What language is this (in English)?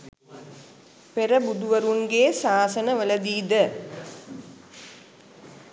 Sinhala